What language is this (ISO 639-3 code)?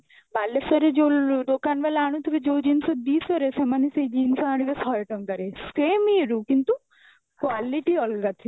ori